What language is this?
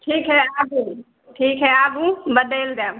Maithili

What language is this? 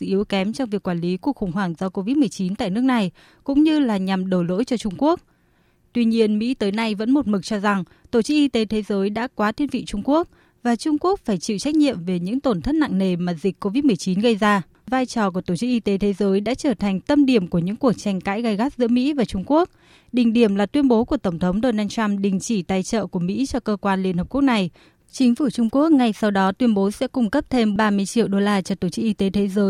Vietnamese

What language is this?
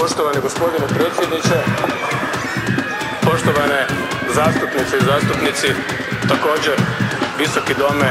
Romanian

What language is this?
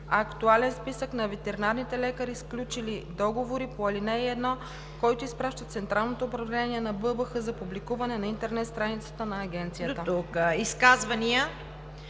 Bulgarian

